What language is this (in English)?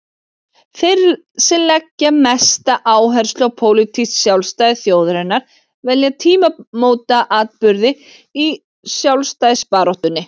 Icelandic